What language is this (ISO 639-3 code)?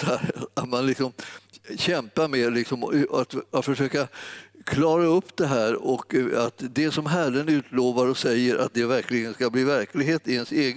swe